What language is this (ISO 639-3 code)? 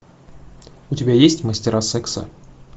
rus